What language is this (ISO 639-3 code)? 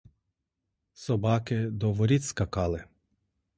ukr